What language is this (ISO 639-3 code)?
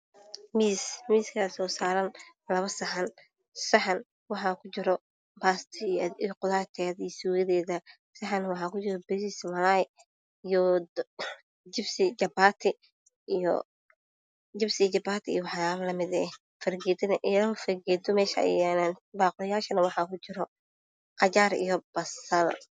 som